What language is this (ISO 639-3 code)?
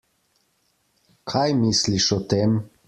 slv